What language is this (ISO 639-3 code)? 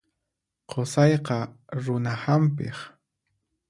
qxp